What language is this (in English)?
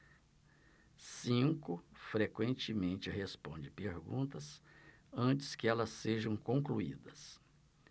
Portuguese